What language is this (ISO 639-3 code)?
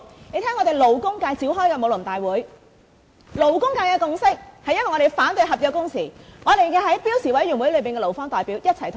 yue